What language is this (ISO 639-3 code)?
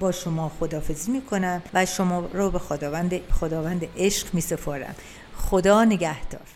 fas